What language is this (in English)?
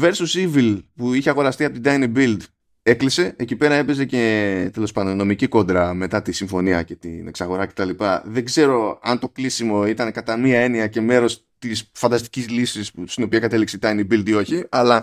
Greek